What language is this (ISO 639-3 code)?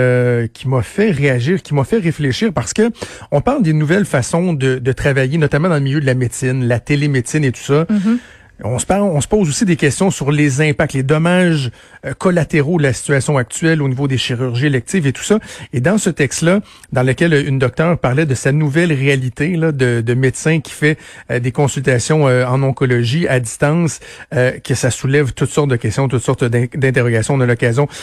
fra